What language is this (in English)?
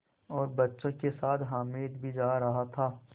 Hindi